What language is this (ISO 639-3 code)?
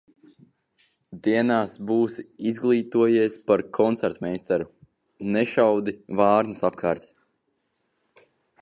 lav